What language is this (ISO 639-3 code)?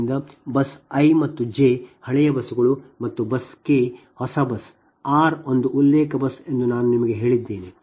kan